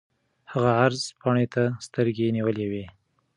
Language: Pashto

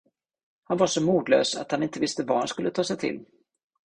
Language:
Swedish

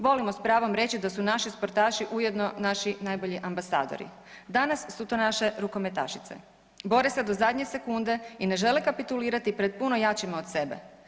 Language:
Croatian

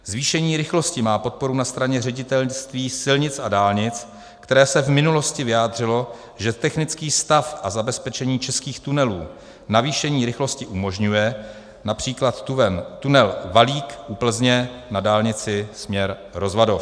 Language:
Czech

